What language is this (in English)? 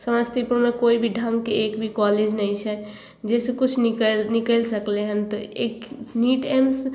Maithili